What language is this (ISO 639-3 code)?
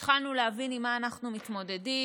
heb